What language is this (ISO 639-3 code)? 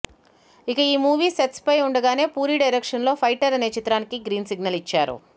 tel